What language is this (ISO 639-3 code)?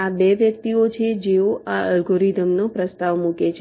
guj